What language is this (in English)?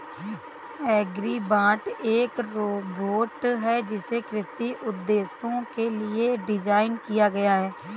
Hindi